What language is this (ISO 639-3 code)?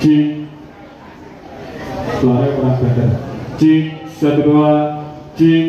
ind